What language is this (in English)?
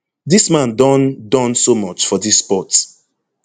Nigerian Pidgin